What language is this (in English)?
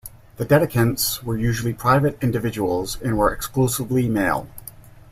English